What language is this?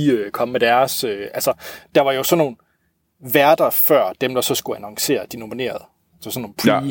Danish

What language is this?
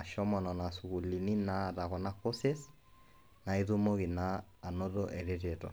Masai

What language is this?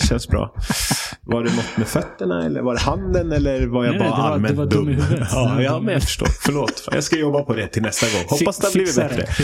Swedish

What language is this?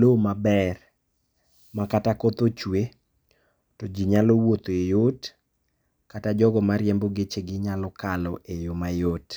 Luo (Kenya and Tanzania)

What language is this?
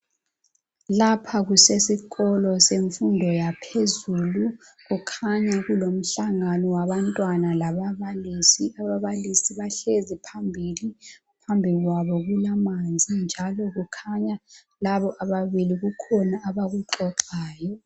North Ndebele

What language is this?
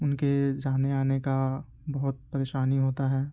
Urdu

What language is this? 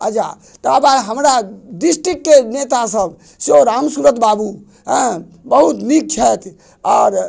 Maithili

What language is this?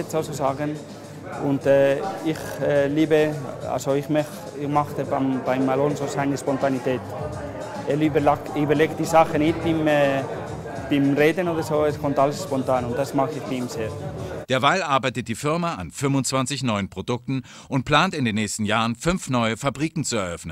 German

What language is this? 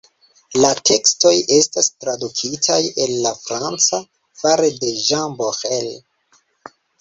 Esperanto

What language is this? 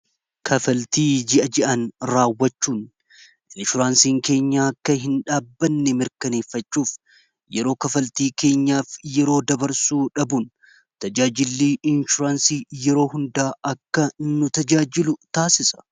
Oromo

